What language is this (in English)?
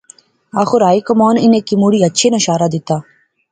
Pahari-Potwari